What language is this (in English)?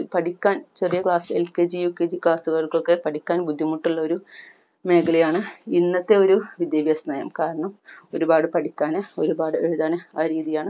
Malayalam